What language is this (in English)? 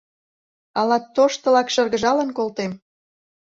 Mari